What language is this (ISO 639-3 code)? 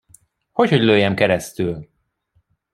hun